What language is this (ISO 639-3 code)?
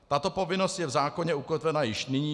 ces